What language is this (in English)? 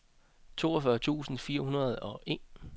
Danish